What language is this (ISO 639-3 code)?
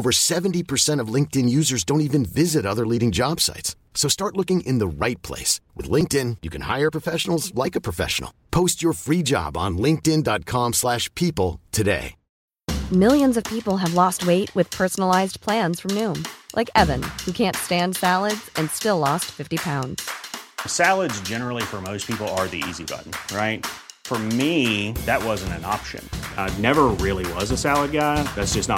swe